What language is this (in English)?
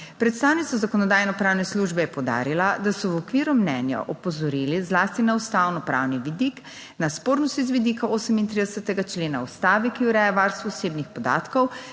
Slovenian